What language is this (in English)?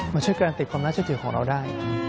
Thai